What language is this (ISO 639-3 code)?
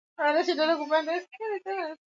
swa